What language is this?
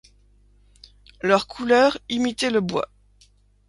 French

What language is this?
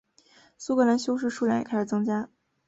Chinese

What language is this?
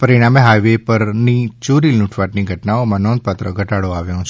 Gujarati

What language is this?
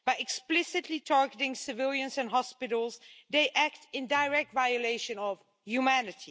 English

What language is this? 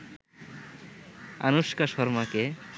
Bangla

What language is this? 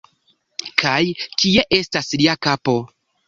Esperanto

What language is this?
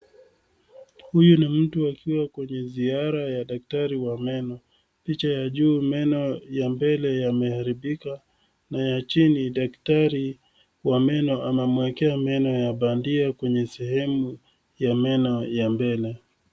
Swahili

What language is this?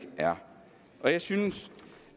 Danish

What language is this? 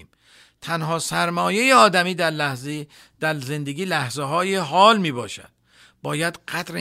Persian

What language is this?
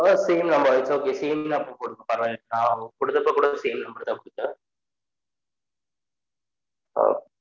Tamil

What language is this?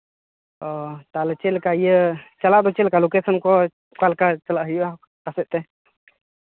Santali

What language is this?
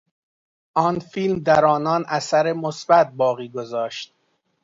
Persian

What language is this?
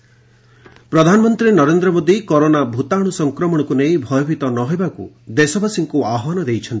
Odia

